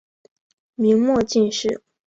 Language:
Chinese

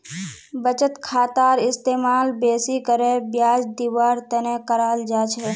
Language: Magahi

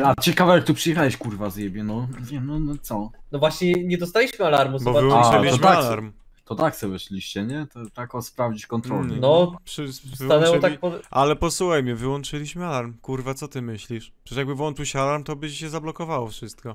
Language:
Polish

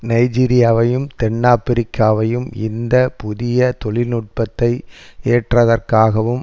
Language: Tamil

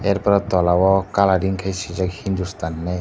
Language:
Kok Borok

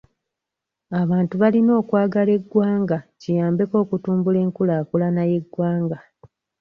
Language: Ganda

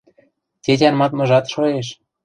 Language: Western Mari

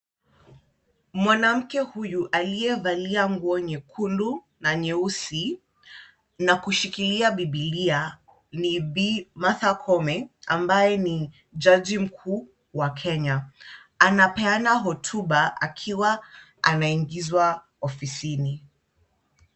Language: Swahili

